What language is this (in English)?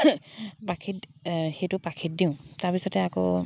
Assamese